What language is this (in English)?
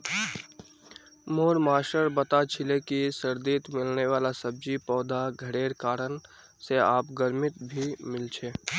Magahi